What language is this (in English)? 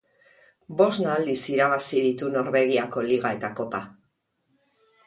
Basque